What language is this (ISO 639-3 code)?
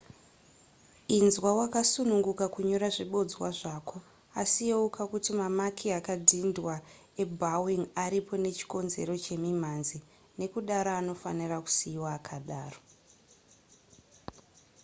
sna